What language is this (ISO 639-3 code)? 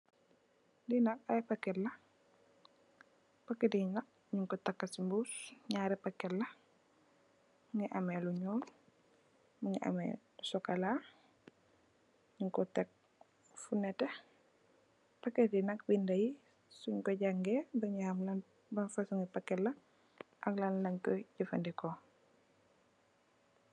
wol